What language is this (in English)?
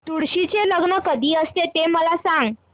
Marathi